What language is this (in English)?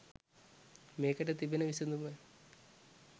Sinhala